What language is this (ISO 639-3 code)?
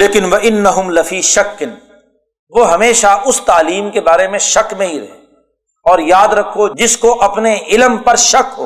urd